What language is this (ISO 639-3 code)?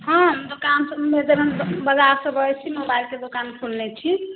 mai